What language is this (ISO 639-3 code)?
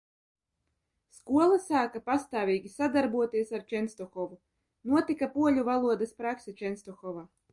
lav